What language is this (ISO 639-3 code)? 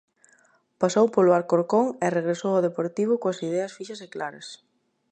glg